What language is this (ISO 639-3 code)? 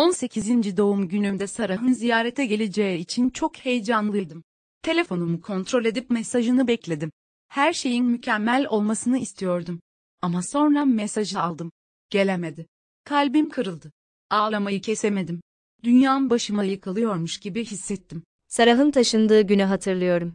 tur